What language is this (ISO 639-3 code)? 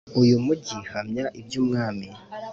kin